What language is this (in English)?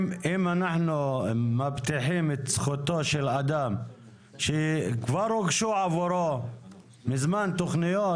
Hebrew